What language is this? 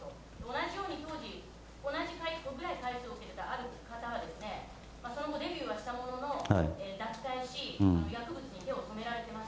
Japanese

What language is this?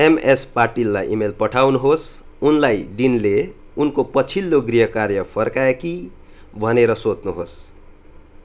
Nepali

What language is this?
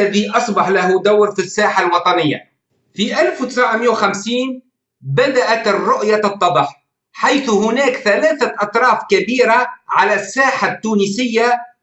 Arabic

